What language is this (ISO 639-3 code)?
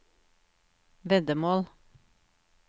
nor